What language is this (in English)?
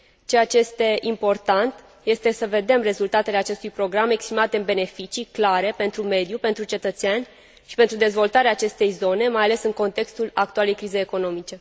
Romanian